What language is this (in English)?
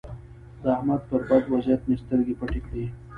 Pashto